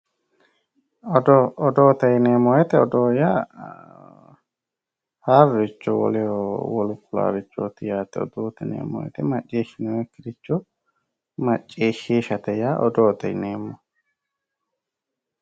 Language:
Sidamo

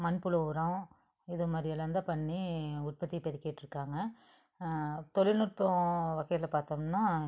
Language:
Tamil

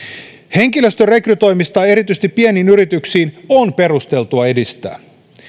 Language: Finnish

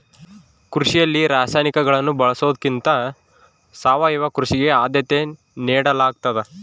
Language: Kannada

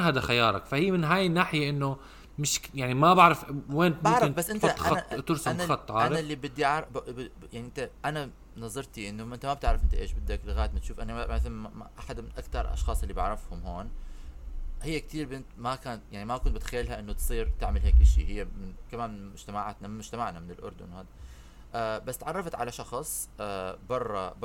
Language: Arabic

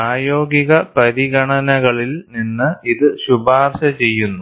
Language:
Malayalam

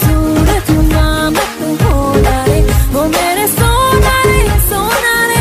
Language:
Thai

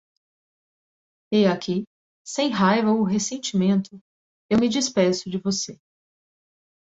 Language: Portuguese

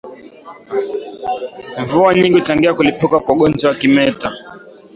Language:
Swahili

